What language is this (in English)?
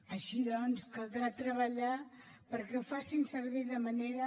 Catalan